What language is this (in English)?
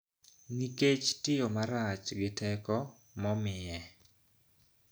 Luo (Kenya and Tanzania)